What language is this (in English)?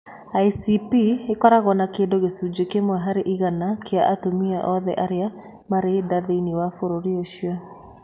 Kikuyu